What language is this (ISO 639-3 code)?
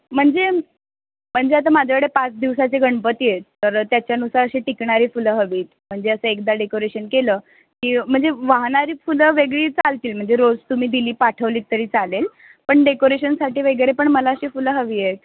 mar